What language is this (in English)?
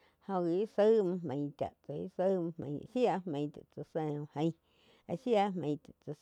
Quiotepec Chinantec